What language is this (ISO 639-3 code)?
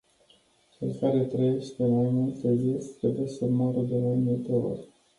ron